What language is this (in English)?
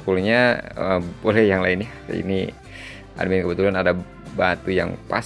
Indonesian